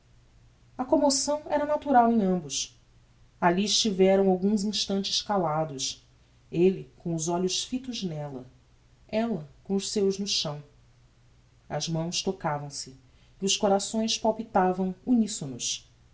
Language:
Portuguese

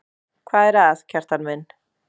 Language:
Icelandic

